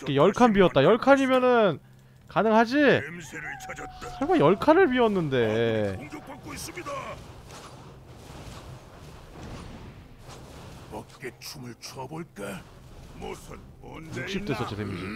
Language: Korean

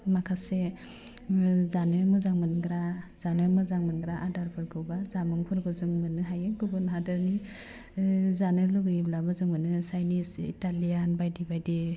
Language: Bodo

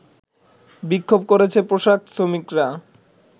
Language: Bangla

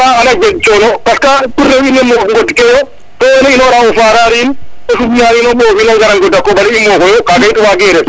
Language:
Serer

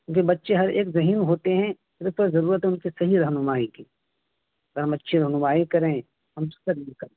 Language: Urdu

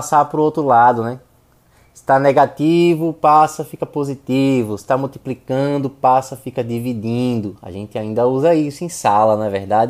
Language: Portuguese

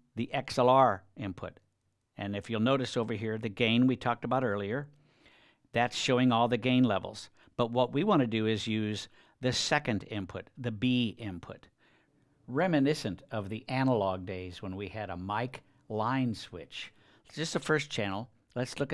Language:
English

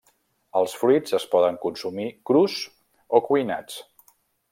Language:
Catalan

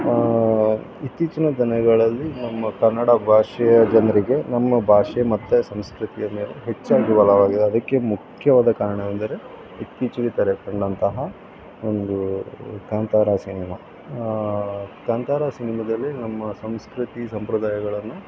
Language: Kannada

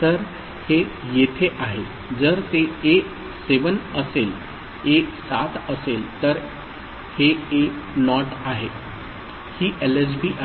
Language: Marathi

